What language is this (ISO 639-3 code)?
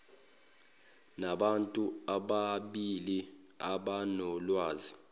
zul